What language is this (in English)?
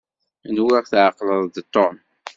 Kabyle